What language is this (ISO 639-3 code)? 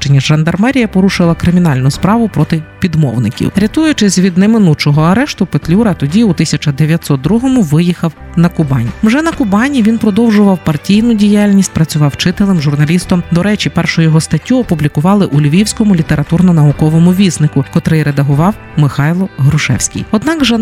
ukr